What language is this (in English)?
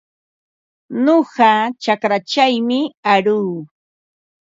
Ambo-Pasco Quechua